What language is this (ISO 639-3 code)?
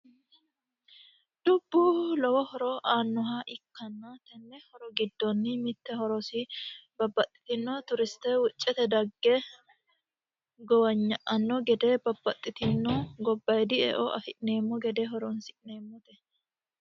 sid